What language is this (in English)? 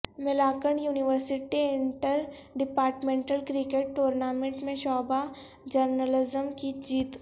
Urdu